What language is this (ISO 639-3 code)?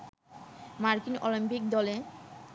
ben